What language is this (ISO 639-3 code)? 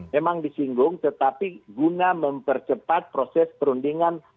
ind